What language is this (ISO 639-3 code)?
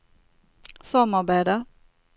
nor